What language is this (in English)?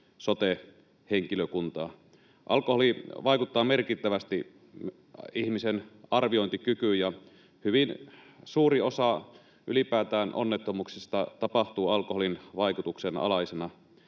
Finnish